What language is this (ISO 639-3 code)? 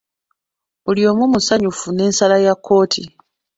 lug